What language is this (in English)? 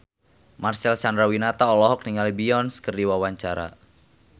Sundanese